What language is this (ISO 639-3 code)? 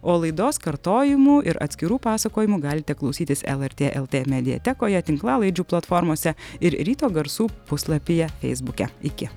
lit